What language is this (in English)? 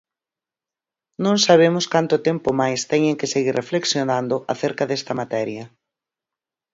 Galician